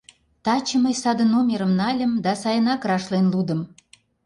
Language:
Mari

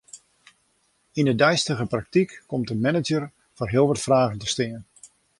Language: Western Frisian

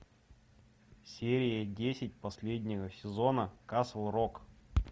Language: Russian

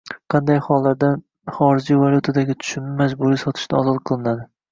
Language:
Uzbek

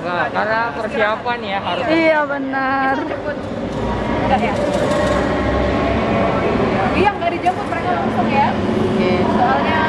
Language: Indonesian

